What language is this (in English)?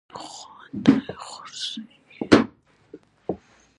Pashto